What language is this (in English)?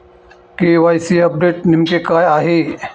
Marathi